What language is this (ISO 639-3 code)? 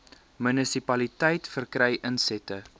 afr